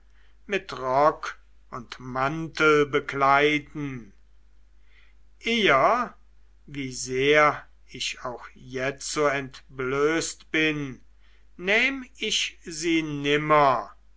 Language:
German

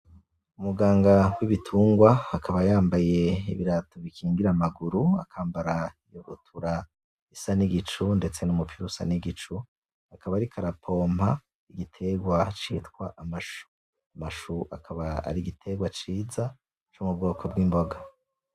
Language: Rundi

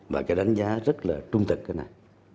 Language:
Vietnamese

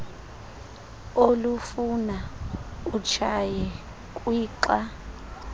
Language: Xhosa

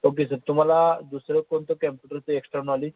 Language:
Marathi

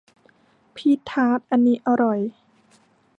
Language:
Thai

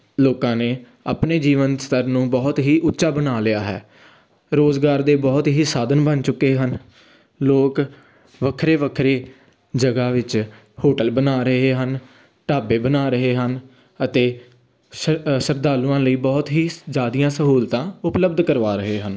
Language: Punjabi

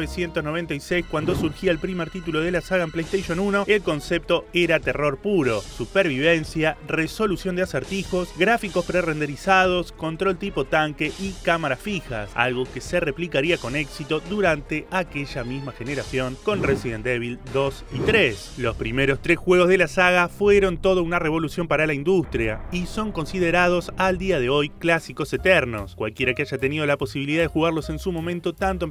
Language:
Spanish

